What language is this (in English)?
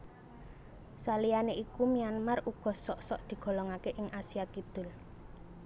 Javanese